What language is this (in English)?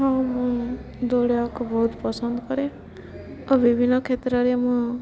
Odia